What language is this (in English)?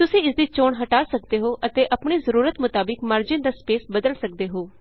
Punjabi